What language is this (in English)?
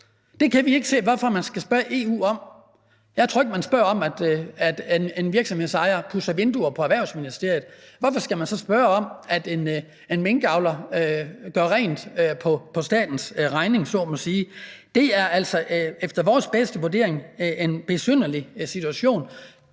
Danish